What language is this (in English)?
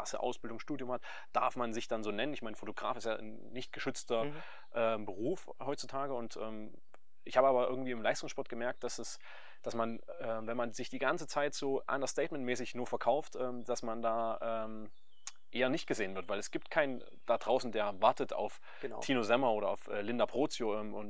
German